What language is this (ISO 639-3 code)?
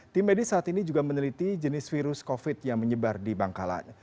ind